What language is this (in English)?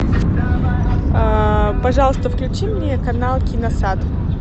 Russian